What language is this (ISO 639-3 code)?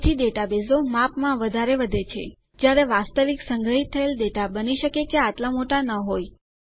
guj